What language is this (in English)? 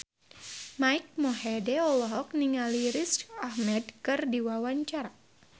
Sundanese